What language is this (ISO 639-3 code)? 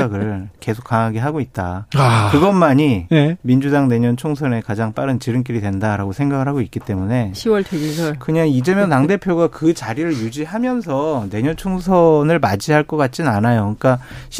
kor